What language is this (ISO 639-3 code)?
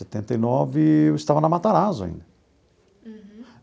por